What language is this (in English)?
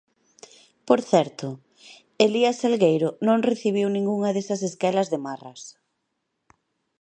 Galician